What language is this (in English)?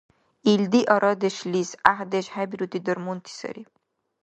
Dargwa